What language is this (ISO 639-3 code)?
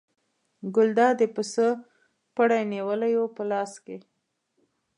pus